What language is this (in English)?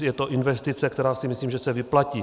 Czech